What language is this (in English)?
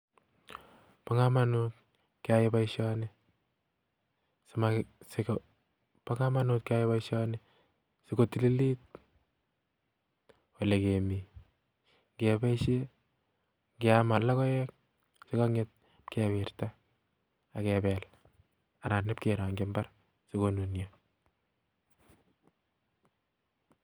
Kalenjin